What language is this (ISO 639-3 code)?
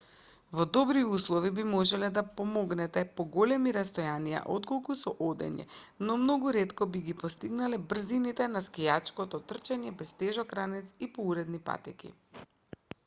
mkd